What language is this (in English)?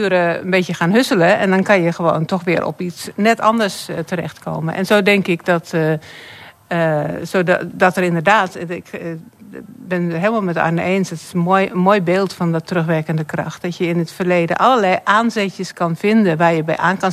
Dutch